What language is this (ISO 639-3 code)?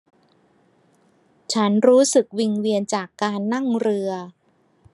tha